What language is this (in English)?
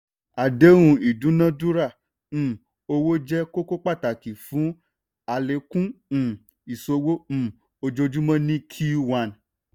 Yoruba